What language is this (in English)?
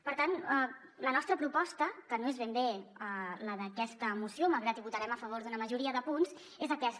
Catalan